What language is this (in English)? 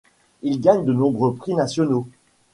French